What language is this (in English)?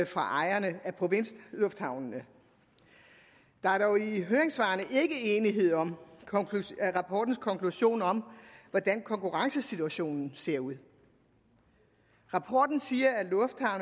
Danish